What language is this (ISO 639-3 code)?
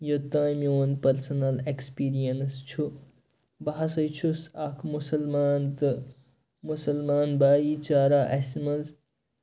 kas